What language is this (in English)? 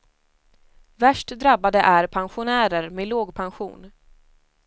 Swedish